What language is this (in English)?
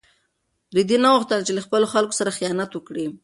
Pashto